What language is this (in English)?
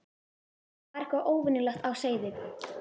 Icelandic